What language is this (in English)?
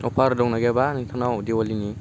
Bodo